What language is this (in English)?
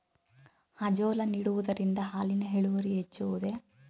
Kannada